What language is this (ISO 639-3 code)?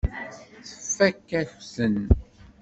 kab